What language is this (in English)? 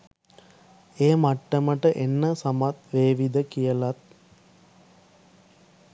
Sinhala